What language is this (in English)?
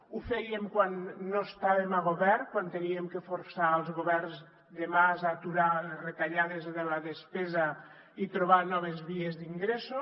Catalan